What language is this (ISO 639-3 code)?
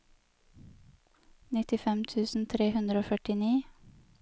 nor